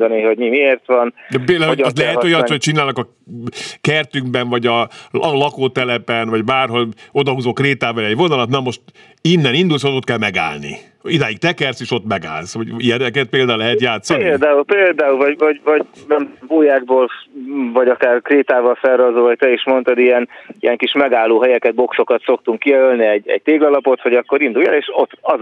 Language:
Hungarian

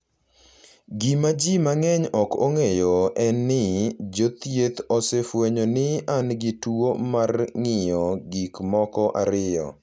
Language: Luo (Kenya and Tanzania)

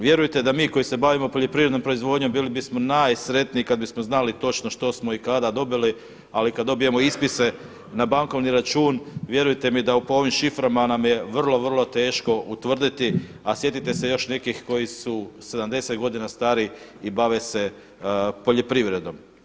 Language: Croatian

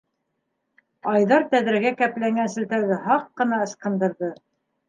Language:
Bashkir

